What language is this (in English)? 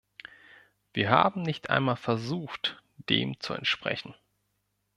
German